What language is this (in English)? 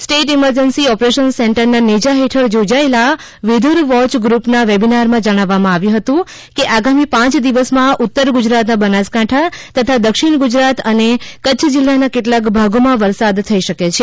Gujarati